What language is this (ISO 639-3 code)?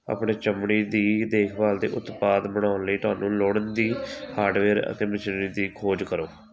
pan